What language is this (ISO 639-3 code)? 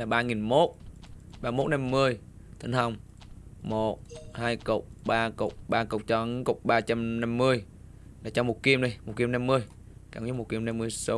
vie